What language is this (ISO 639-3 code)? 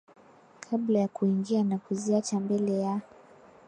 swa